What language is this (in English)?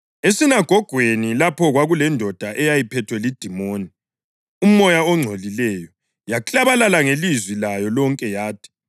North Ndebele